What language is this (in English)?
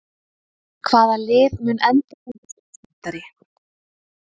Icelandic